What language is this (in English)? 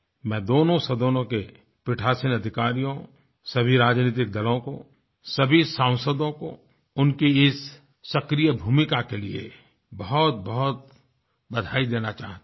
Hindi